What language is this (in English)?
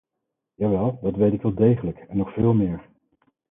Dutch